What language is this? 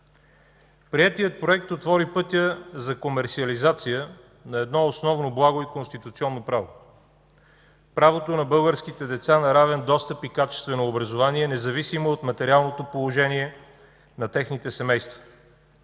Bulgarian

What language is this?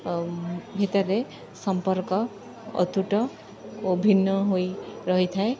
Odia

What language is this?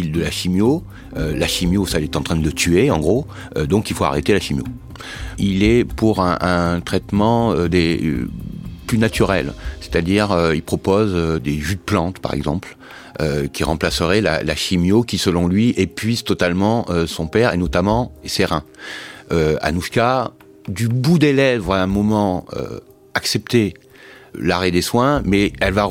French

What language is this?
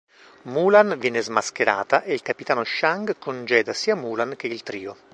Italian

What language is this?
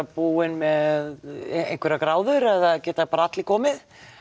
Icelandic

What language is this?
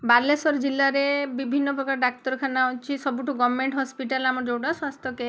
Odia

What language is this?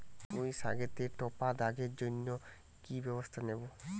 Bangla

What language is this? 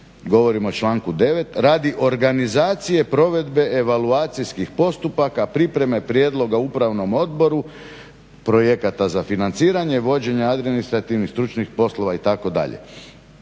Croatian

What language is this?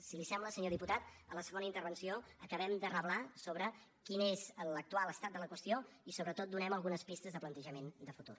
Catalan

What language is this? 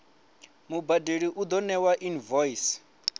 Venda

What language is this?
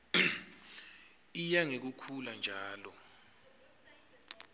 Swati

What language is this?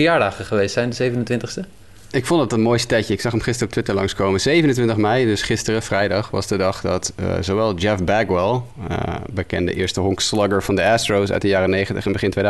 Dutch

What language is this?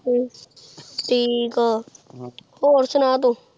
Punjabi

